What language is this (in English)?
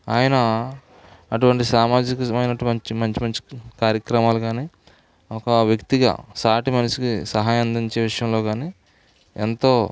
Telugu